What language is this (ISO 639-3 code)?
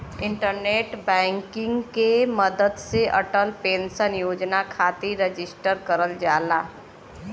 bho